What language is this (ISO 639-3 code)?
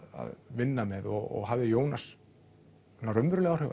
isl